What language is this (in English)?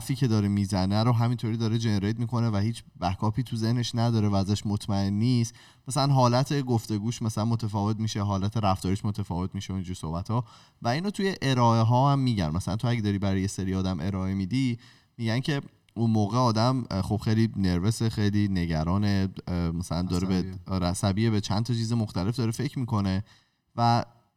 Persian